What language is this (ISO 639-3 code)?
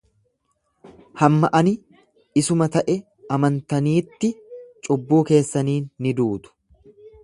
orm